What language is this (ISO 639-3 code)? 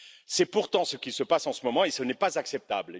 fra